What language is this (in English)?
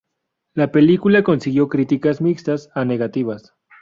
Spanish